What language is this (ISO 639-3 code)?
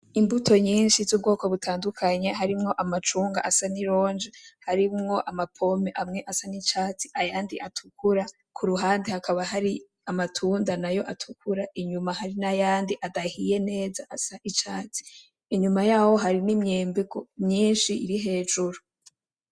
run